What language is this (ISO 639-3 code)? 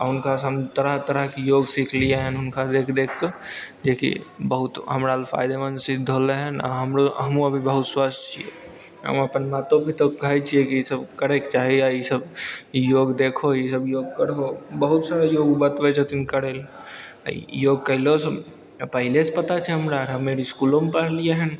mai